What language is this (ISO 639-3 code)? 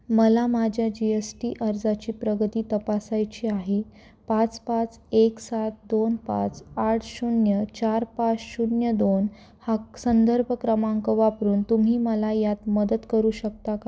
mar